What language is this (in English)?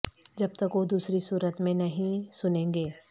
Urdu